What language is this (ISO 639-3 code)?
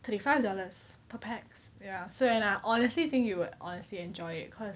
eng